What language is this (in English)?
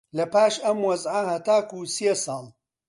Central Kurdish